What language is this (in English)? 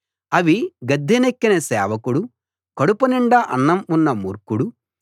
Telugu